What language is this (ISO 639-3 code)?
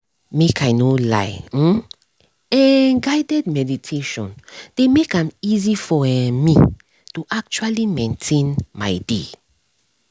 pcm